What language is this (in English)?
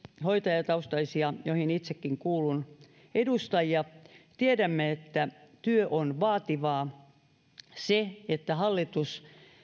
Finnish